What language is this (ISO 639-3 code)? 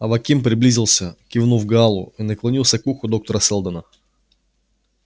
rus